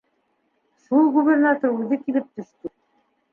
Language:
Bashkir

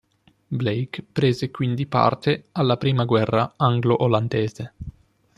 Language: Italian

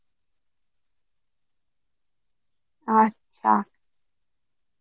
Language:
Bangla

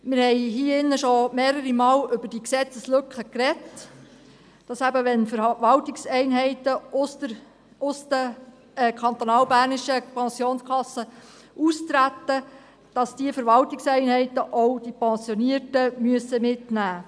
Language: Swiss German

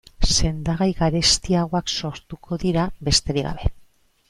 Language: Basque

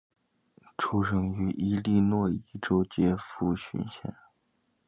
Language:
Chinese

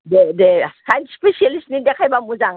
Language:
Bodo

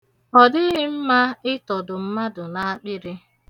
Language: Igbo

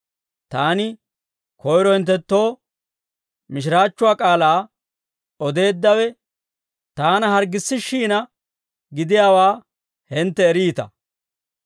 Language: Dawro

